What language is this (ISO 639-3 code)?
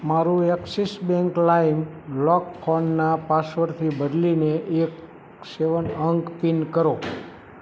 guj